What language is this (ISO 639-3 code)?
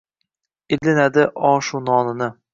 uzb